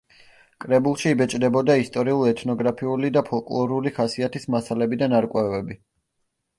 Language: Georgian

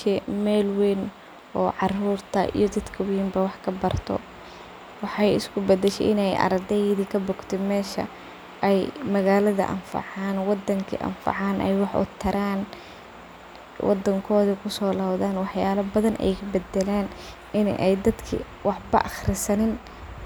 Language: Somali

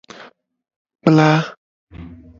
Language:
Gen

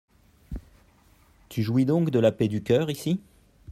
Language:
French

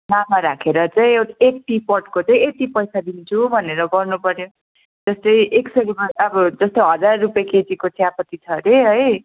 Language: Nepali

